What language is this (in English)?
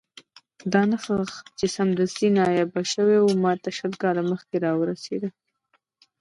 Pashto